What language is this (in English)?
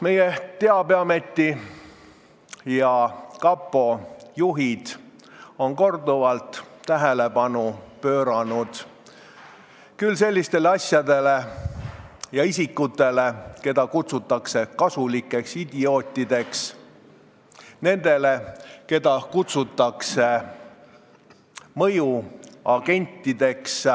Estonian